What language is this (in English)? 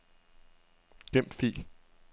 Danish